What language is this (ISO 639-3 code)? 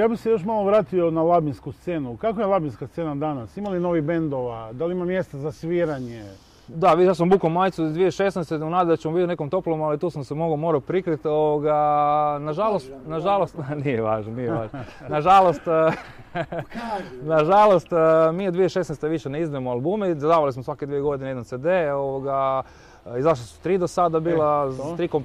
hrv